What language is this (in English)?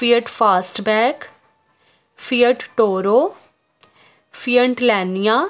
Punjabi